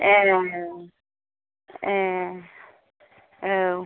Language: Bodo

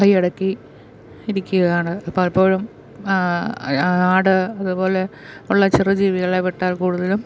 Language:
Malayalam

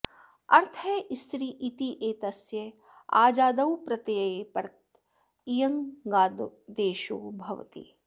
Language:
Sanskrit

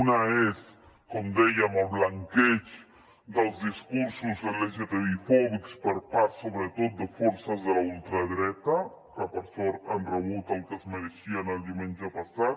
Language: Catalan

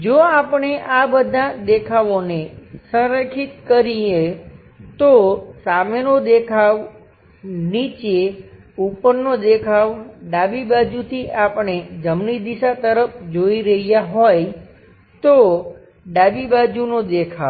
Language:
Gujarati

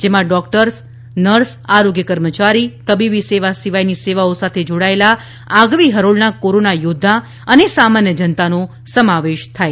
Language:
Gujarati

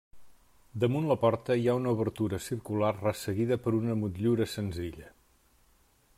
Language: Catalan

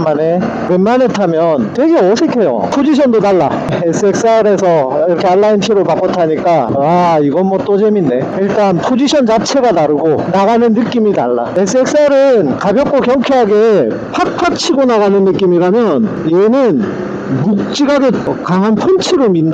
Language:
Korean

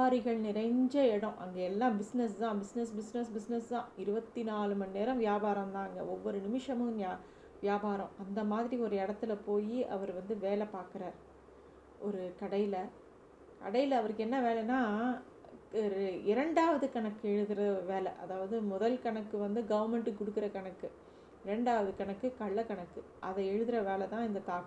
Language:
Tamil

